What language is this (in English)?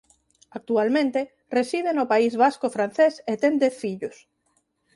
Galician